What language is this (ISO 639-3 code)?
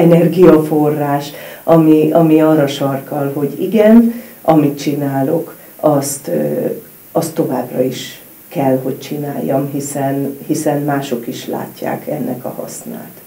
hun